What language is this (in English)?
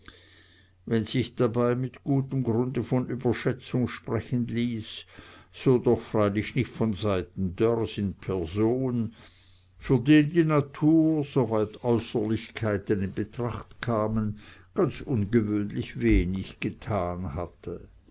German